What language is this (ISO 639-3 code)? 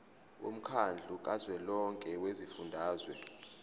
zul